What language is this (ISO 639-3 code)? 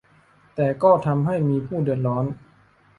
tha